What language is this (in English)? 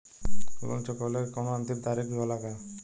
Bhojpuri